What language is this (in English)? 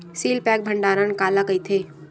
Chhattisgarhi